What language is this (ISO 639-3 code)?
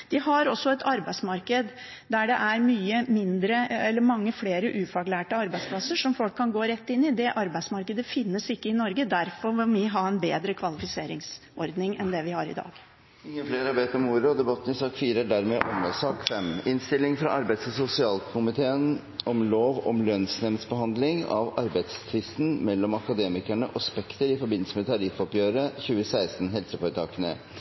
nob